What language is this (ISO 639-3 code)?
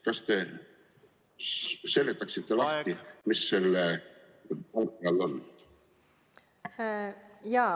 est